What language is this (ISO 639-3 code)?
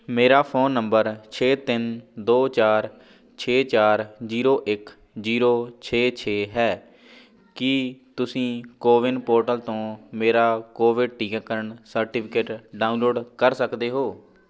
pan